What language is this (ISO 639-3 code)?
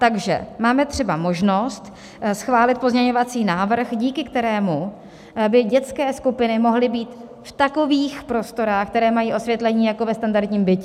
ces